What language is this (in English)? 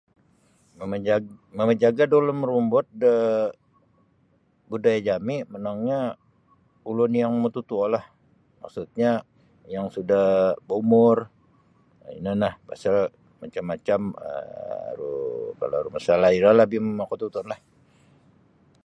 Sabah Bisaya